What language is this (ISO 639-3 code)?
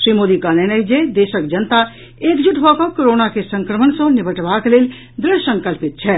mai